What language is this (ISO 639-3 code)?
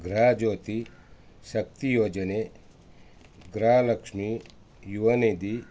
kan